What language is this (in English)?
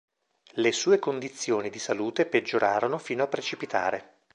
Italian